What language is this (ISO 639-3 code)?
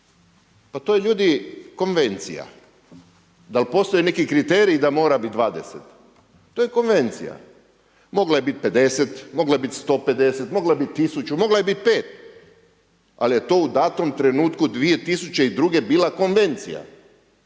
hrv